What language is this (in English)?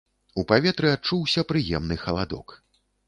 Belarusian